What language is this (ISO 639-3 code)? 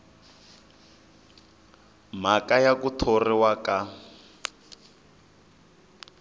tso